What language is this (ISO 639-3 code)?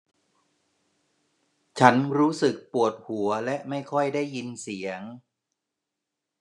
tha